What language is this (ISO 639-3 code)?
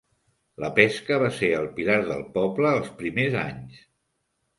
cat